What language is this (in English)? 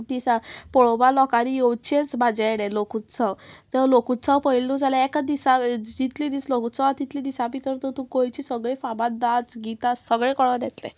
Konkani